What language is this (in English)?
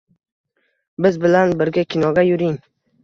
Uzbek